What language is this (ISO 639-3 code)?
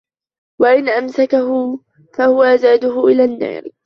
ara